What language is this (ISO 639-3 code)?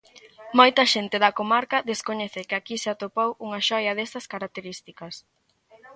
glg